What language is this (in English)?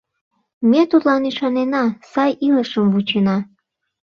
Mari